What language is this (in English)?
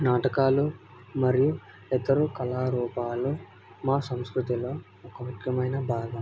Telugu